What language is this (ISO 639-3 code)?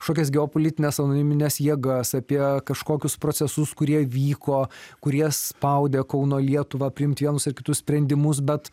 lit